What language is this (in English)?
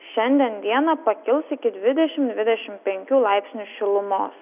Lithuanian